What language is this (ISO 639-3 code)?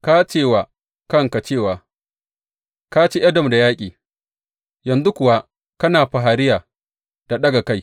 hau